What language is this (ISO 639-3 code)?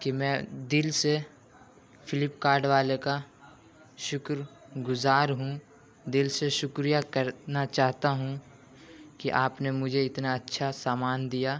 urd